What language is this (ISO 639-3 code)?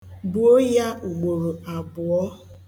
ibo